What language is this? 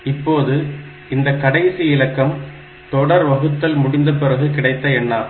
Tamil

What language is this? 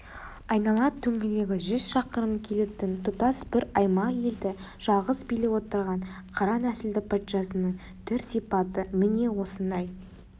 Kazakh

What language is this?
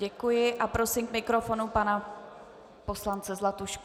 Czech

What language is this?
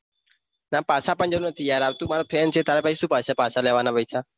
Gujarati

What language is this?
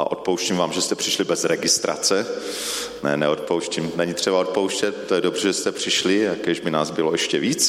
Czech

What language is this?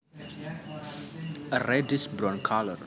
Javanese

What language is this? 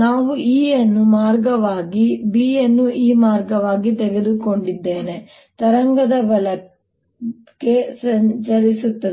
Kannada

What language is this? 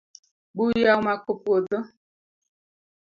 Luo (Kenya and Tanzania)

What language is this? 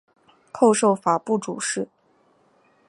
Chinese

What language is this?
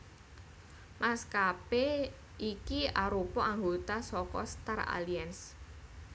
Javanese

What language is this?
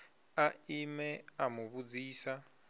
Venda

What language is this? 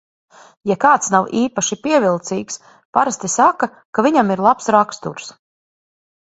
Latvian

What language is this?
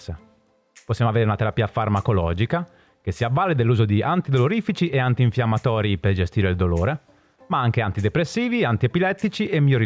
Italian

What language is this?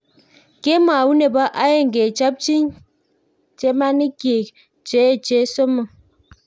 Kalenjin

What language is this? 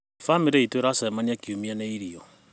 Kikuyu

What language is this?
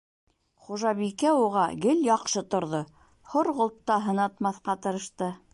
Bashkir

